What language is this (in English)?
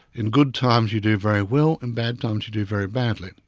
English